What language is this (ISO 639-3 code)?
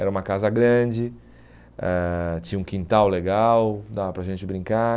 por